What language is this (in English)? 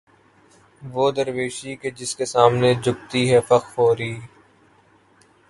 Urdu